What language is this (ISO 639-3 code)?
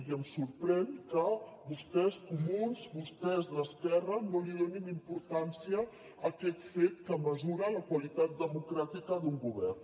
cat